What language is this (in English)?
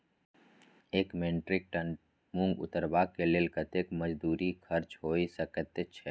Maithili